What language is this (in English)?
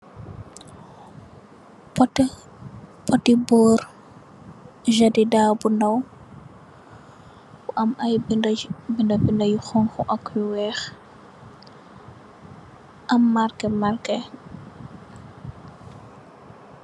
Wolof